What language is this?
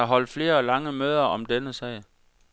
Danish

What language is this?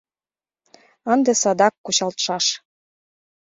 Mari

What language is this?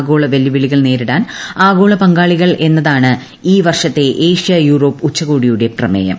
Malayalam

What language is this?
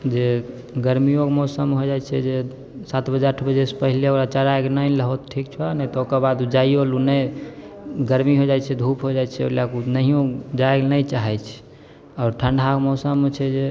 Maithili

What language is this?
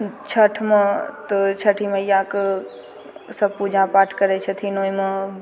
Maithili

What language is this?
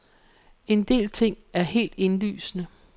Danish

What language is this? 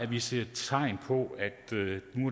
Danish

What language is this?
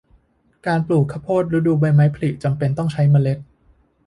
Thai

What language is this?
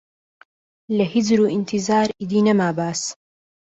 Central Kurdish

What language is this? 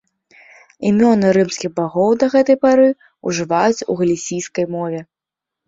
Belarusian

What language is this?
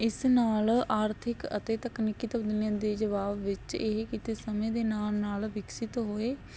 Punjabi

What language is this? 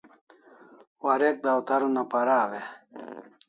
Kalasha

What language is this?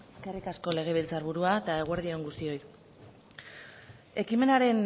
Basque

